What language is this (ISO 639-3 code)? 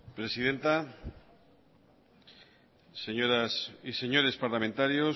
spa